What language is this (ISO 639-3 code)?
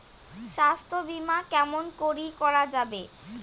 ben